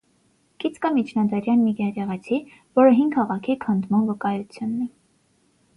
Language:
Armenian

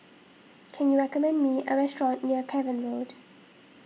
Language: English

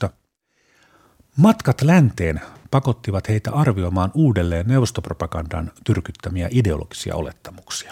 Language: Finnish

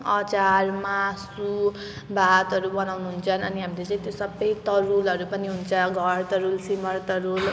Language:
Nepali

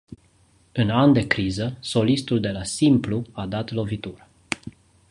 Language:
Romanian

